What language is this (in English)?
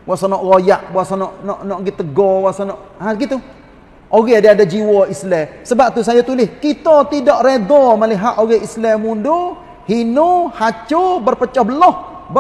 Malay